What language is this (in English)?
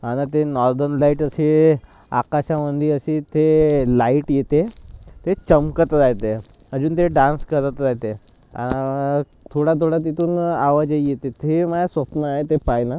Marathi